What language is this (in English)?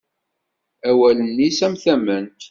Kabyle